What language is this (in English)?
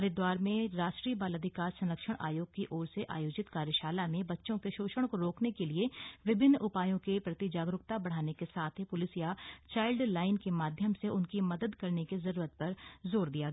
Hindi